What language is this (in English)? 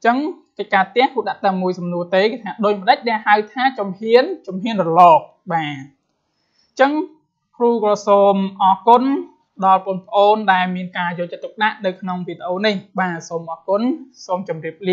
Vietnamese